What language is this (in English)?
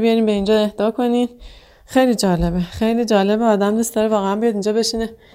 Persian